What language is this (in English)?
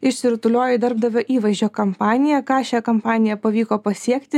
Lithuanian